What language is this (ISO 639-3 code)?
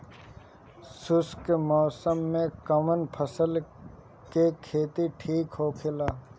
bho